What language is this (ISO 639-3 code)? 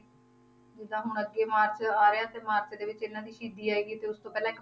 pan